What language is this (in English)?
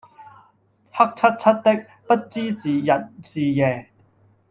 Cantonese